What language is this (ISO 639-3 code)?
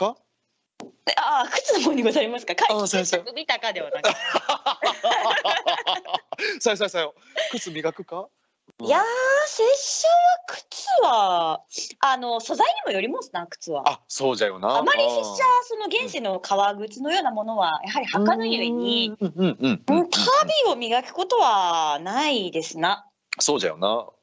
jpn